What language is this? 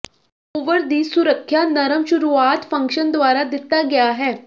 Punjabi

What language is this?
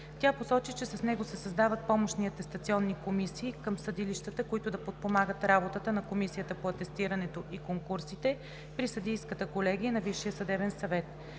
Bulgarian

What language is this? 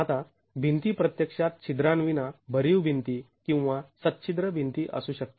Marathi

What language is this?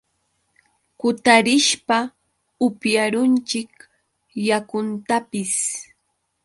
Yauyos Quechua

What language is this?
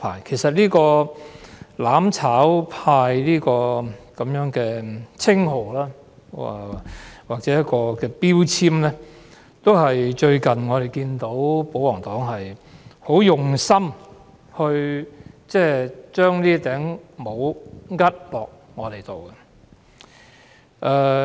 Cantonese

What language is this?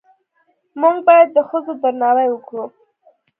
Pashto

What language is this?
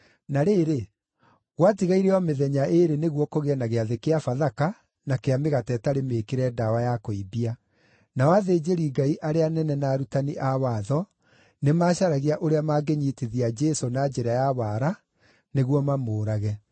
Kikuyu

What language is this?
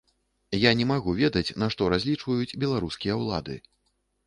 Belarusian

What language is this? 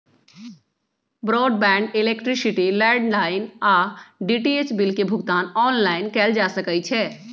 Magahi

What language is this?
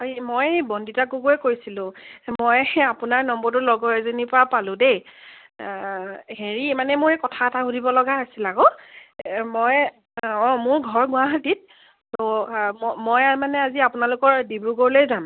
Assamese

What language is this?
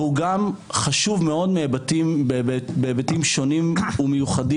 Hebrew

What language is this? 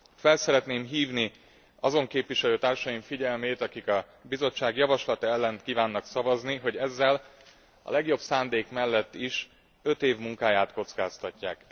Hungarian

